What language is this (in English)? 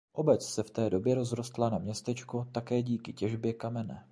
Czech